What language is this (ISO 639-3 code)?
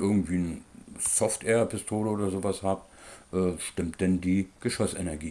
deu